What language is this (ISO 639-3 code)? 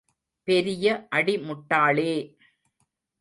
tam